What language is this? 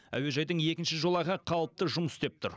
Kazakh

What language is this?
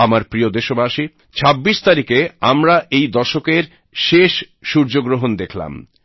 Bangla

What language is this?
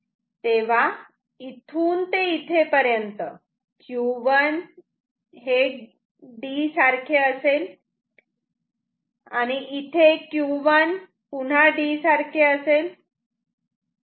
Marathi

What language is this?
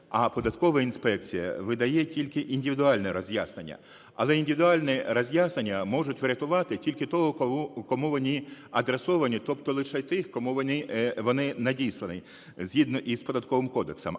Ukrainian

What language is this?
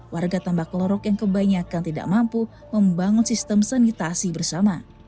Indonesian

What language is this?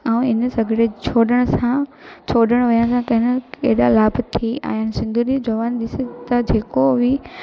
Sindhi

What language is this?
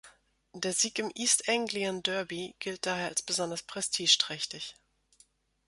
German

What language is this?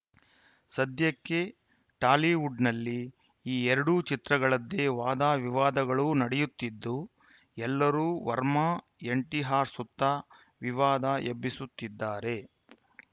Kannada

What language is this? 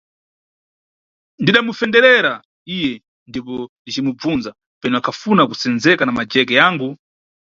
Nyungwe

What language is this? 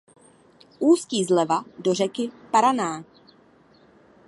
Czech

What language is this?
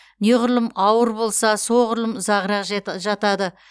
Kazakh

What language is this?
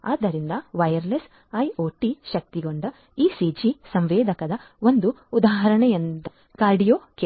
Kannada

